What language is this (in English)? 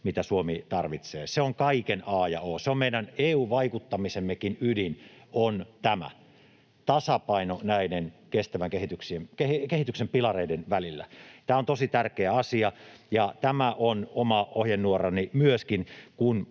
Finnish